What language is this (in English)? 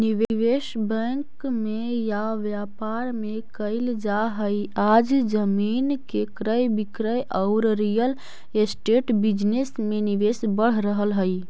Magahi